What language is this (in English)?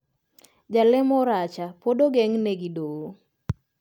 Luo (Kenya and Tanzania)